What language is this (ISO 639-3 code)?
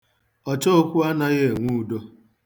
ibo